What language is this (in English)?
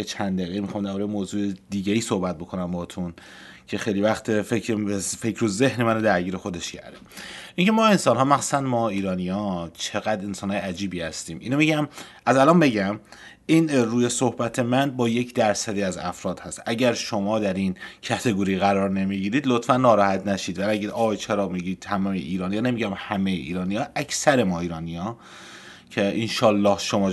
Persian